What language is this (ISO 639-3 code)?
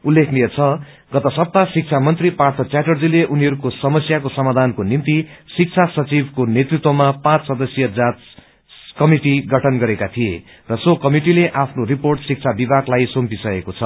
nep